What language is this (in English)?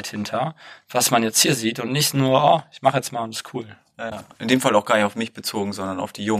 German